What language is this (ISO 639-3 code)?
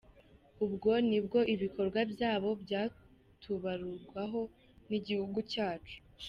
kin